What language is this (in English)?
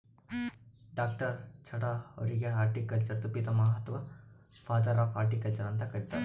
Kannada